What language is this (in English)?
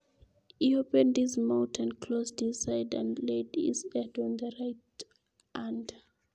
Kalenjin